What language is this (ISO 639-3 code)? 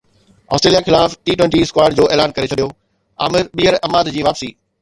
snd